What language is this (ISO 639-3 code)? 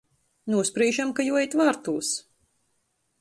ltg